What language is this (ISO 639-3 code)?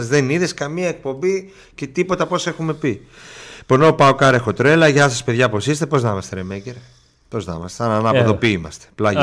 ell